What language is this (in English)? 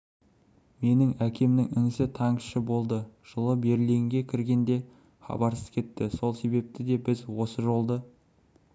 Kazakh